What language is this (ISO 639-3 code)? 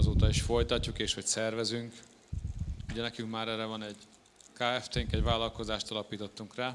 hun